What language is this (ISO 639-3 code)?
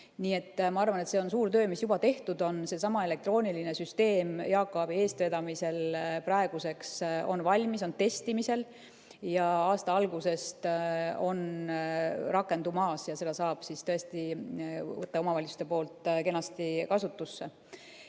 est